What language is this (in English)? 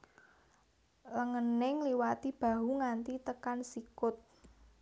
Javanese